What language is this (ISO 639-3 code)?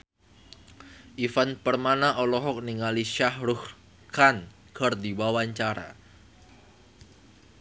sun